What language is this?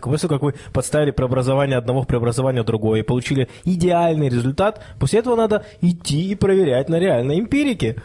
Russian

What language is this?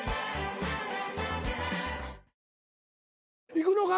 Japanese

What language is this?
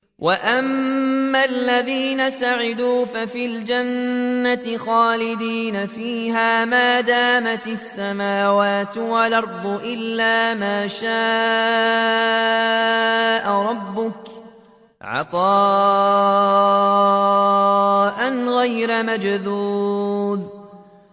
Arabic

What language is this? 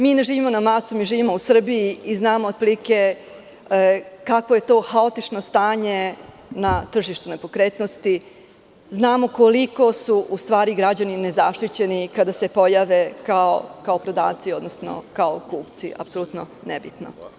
Serbian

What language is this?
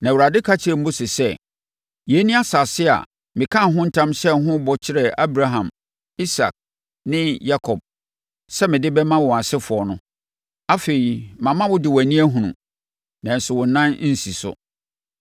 Akan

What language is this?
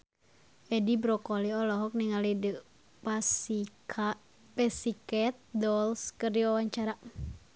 Sundanese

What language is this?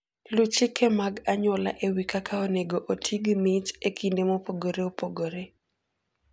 Luo (Kenya and Tanzania)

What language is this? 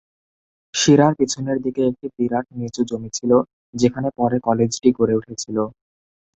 Bangla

